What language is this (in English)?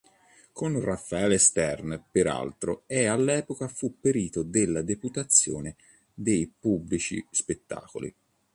Italian